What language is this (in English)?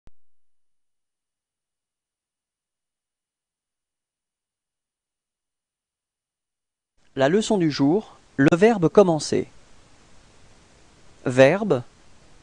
French